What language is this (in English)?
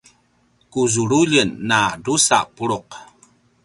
Paiwan